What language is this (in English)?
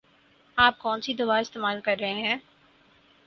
Urdu